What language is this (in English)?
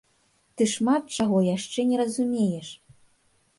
Belarusian